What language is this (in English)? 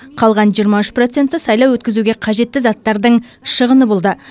Kazakh